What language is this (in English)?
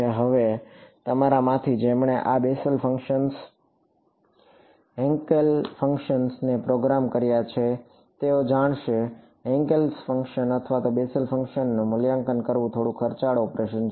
Gujarati